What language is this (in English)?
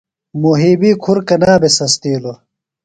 Phalura